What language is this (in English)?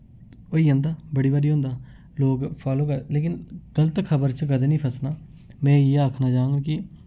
Dogri